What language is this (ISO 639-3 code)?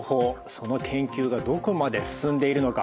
jpn